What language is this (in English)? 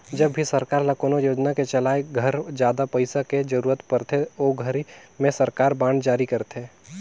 Chhattisgarhi